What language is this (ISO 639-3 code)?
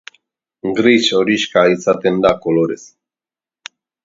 eus